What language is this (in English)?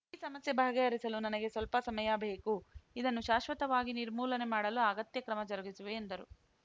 Kannada